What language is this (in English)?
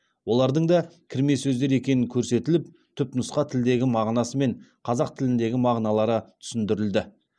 Kazakh